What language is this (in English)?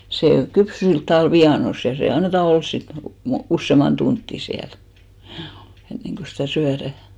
Finnish